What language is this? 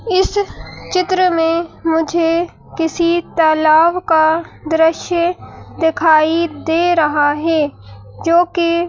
Hindi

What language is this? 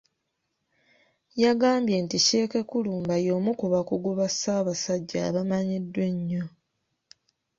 Ganda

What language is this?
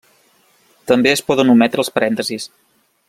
Catalan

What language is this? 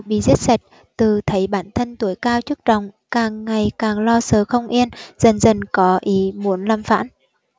Vietnamese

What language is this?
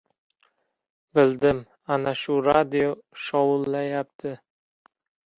Uzbek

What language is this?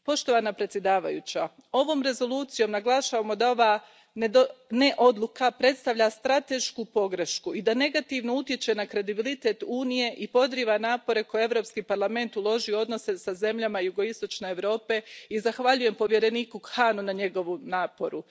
Croatian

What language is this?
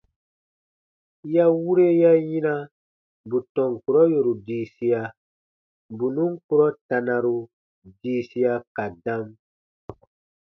Baatonum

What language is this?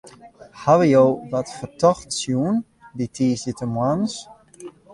Western Frisian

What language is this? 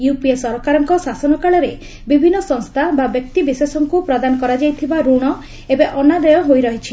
Odia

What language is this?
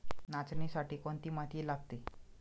Marathi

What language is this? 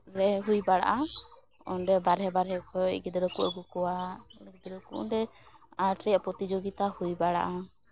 Santali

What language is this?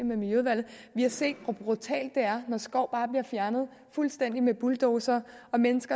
Danish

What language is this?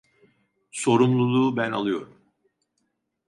Turkish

